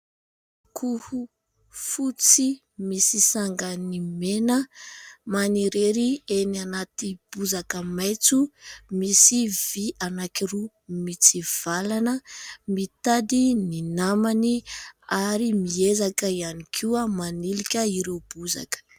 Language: Malagasy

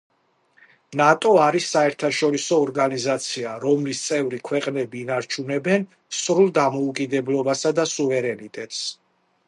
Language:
Georgian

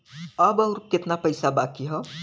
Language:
Bhojpuri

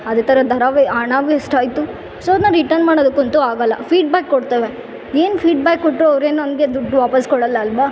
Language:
Kannada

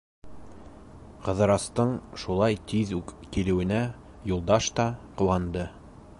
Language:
Bashkir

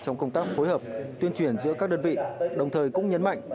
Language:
Vietnamese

